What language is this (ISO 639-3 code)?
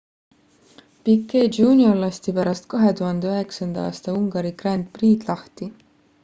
est